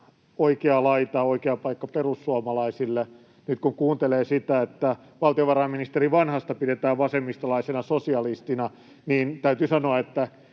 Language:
Finnish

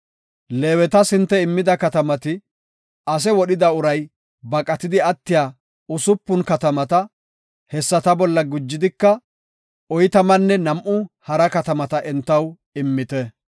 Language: Gofa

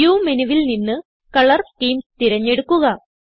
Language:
Malayalam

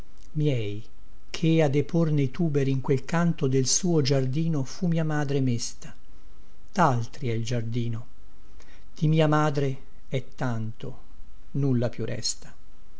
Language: Italian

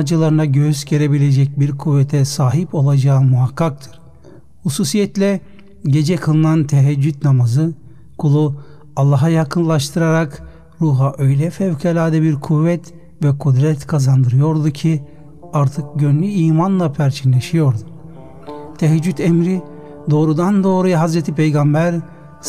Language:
Turkish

